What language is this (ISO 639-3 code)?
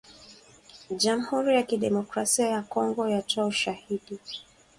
swa